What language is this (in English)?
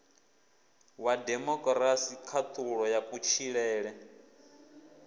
Venda